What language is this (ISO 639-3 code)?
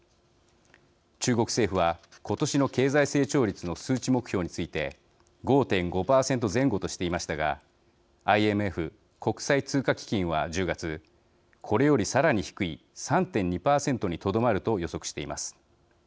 jpn